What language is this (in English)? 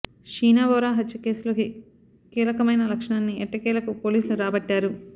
Telugu